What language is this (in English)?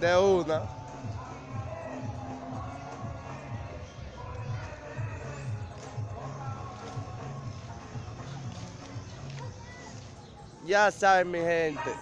Spanish